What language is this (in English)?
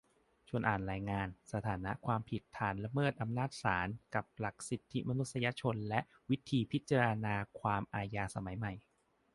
Thai